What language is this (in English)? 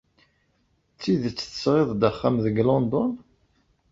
Kabyle